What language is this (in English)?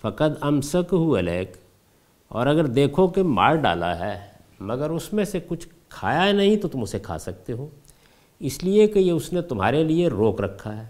Urdu